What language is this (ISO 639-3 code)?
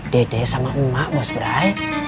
ind